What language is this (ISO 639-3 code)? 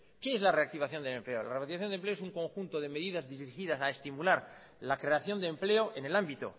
spa